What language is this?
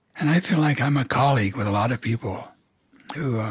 English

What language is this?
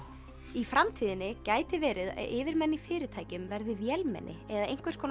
Icelandic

